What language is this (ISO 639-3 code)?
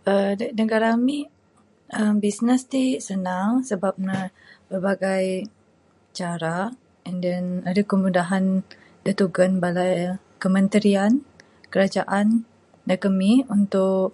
sdo